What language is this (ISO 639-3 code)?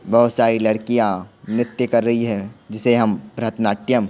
hin